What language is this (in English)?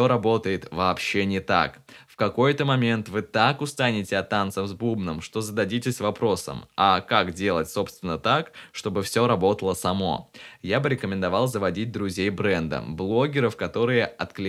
Russian